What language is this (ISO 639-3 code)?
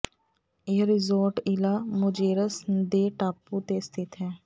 pan